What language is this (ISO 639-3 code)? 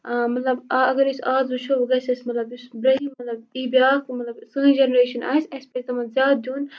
kas